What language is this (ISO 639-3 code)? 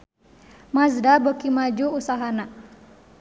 sun